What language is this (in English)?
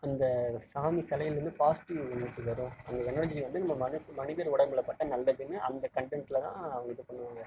Tamil